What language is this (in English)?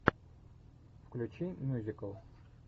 Russian